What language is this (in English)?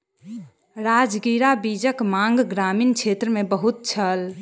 Maithili